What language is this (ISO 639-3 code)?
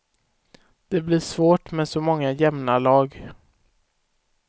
swe